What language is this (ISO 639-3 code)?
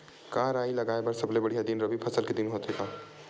hne